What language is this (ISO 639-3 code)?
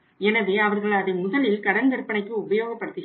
tam